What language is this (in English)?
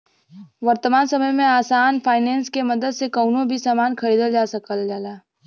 Bhojpuri